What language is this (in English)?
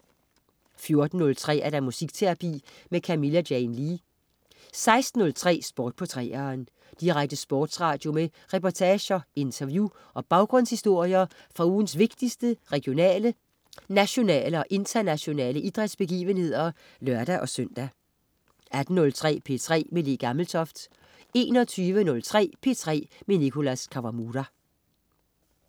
Danish